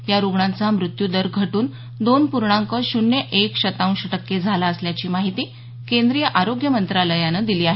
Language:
Marathi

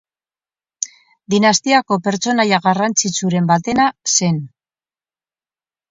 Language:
Basque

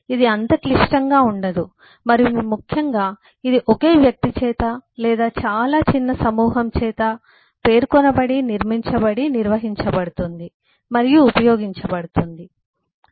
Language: Telugu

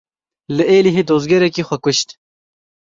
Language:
Kurdish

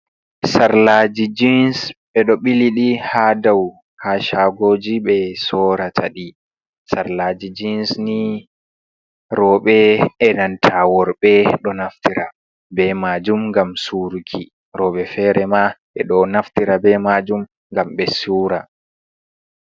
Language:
Fula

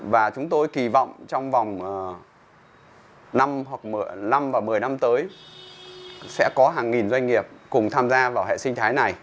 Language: Vietnamese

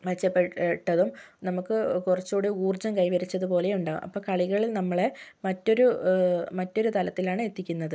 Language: Malayalam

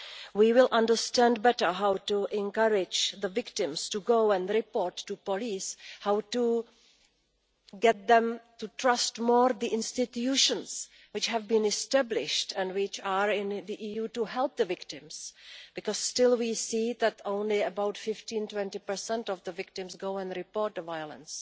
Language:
English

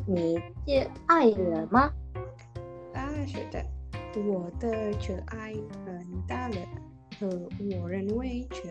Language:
Chinese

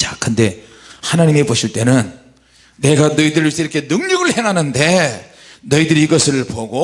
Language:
Korean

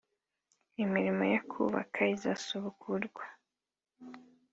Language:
Kinyarwanda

